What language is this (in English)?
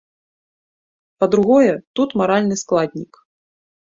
Belarusian